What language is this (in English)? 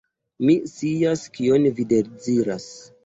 Esperanto